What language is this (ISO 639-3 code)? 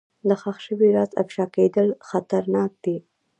pus